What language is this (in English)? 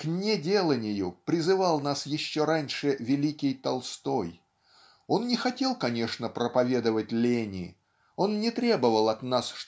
Russian